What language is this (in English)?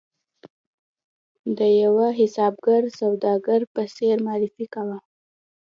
Pashto